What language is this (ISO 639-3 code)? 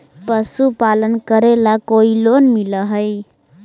mag